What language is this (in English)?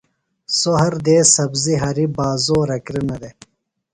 Phalura